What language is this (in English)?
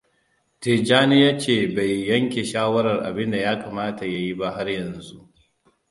Hausa